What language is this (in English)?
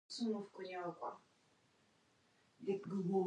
English